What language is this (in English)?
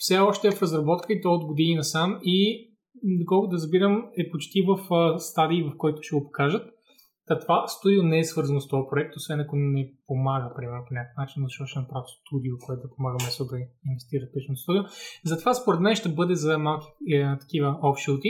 Bulgarian